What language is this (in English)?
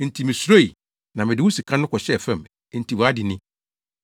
Akan